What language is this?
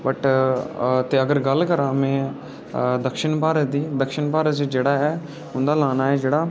Dogri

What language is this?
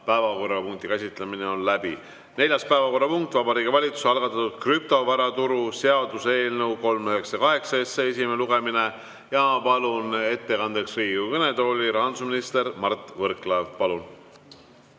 Estonian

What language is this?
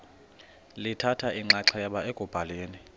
Xhosa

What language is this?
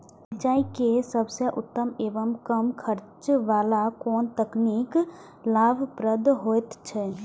Maithili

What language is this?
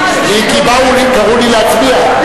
Hebrew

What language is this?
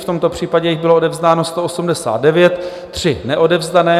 Czech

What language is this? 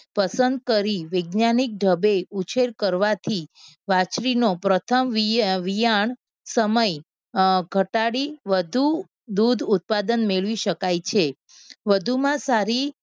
Gujarati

